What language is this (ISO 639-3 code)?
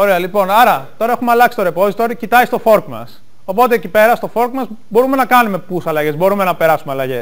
ell